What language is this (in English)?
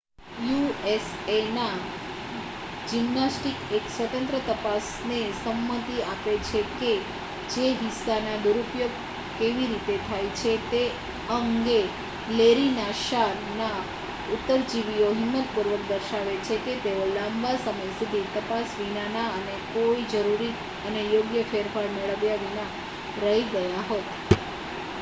Gujarati